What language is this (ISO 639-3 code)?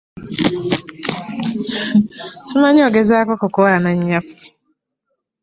lug